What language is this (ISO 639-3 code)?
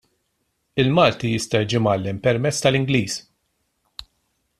mlt